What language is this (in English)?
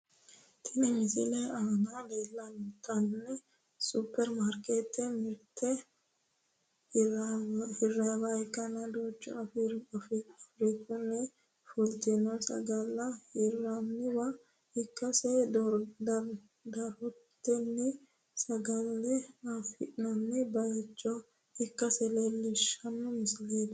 Sidamo